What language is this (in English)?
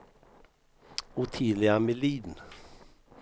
Swedish